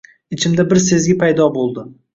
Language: Uzbek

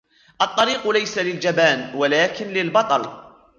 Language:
Arabic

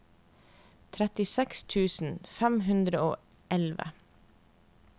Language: Norwegian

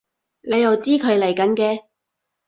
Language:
Cantonese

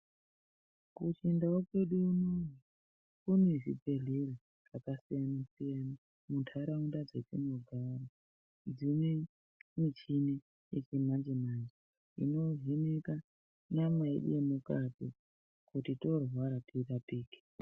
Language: Ndau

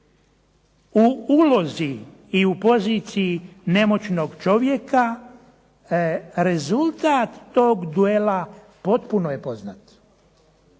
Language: Croatian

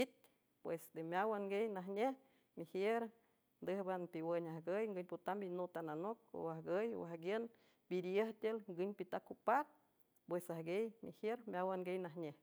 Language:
San Francisco Del Mar Huave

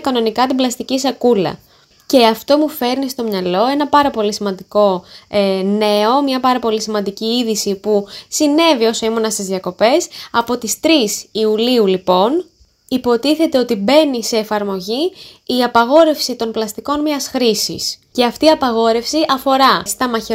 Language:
Greek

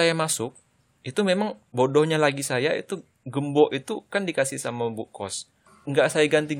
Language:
Indonesian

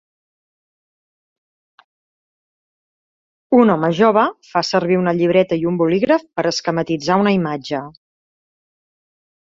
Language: Catalan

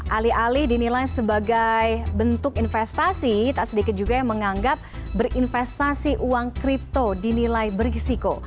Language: Indonesian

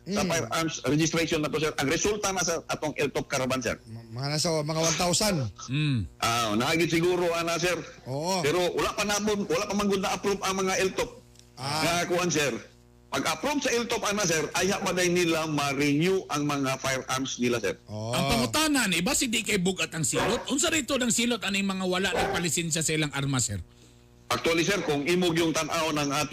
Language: Filipino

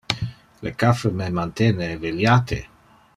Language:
Interlingua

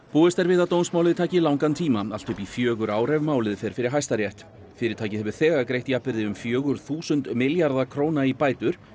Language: Icelandic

